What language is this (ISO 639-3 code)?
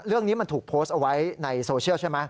tha